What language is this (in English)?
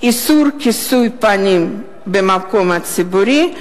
Hebrew